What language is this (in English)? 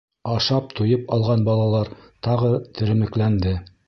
Bashkir